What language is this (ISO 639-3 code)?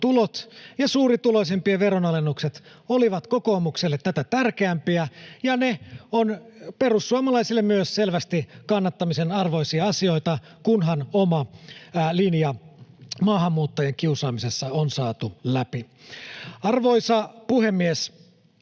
fin